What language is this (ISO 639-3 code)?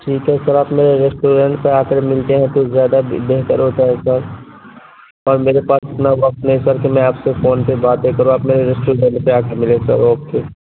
urd